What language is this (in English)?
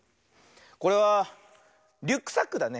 Japanese